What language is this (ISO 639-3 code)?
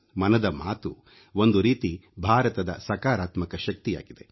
kan